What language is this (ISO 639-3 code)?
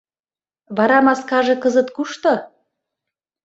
chm